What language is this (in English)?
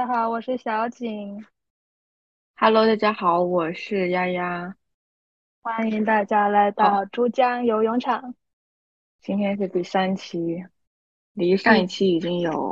Chinese